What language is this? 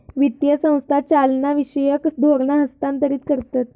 Marathi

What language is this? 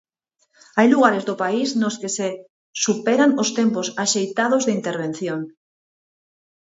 Galician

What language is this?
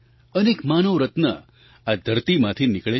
Gujarati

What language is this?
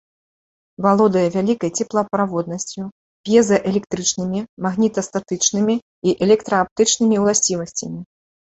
Belarusian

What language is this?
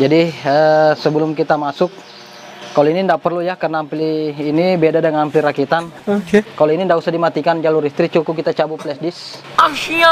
Indonesian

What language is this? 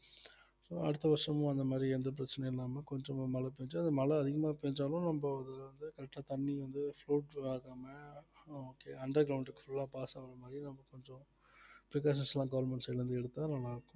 Tamil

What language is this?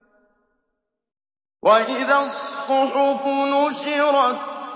Arabic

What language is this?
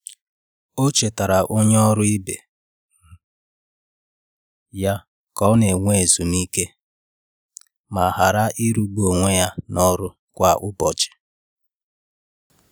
Igbo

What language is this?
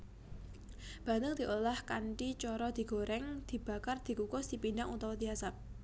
Javanese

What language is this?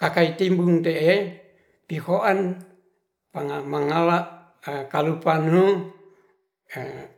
Ratahan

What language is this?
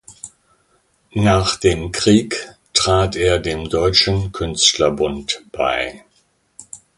German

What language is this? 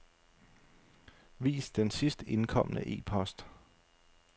Danish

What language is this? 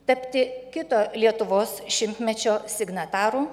Lithuanian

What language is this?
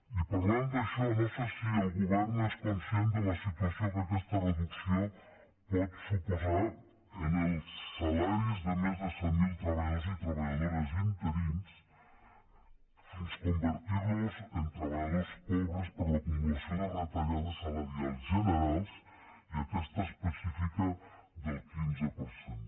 Catalan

